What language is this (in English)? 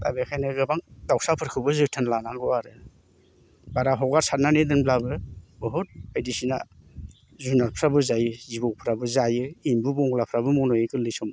Bodo